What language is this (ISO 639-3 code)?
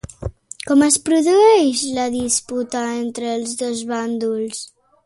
cat